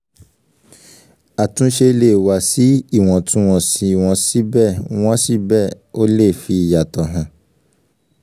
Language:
Yoruba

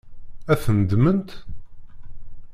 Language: Kabyle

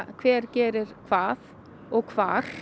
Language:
Icelandic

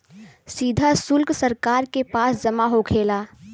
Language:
Bhojpuri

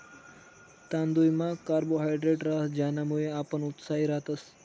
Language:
Marathi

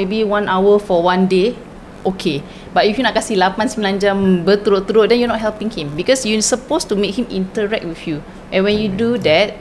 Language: Malay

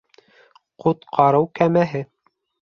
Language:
Bashkir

